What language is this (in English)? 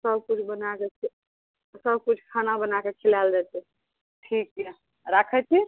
Maithili